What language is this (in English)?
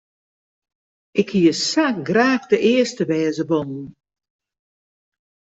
Western Frisian